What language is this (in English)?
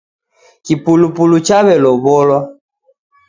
Taita